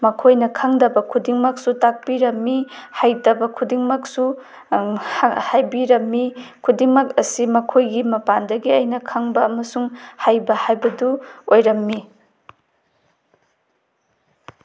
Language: Manipuri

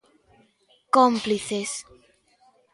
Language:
Galician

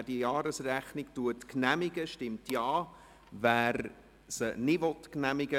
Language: Swiss German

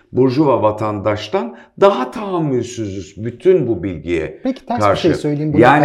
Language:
Turkish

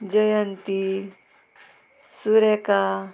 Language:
Konkani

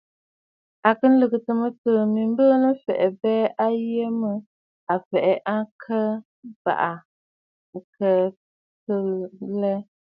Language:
Bafut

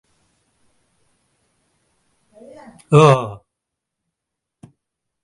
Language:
Tamil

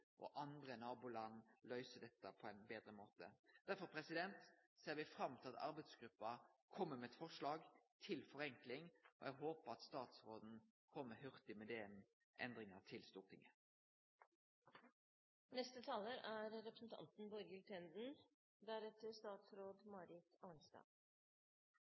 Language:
Norwegian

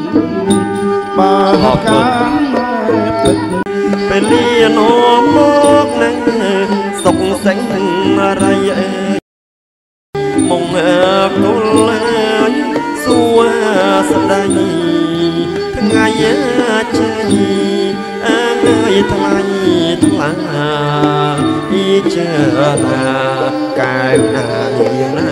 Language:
Thai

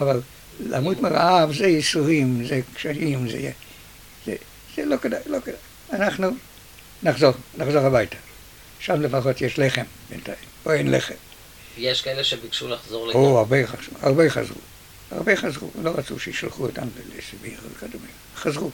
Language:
Hebrew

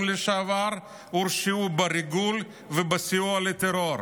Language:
Hebrew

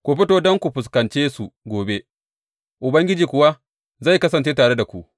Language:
Hausa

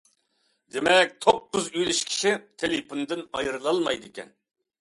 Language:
Uyghur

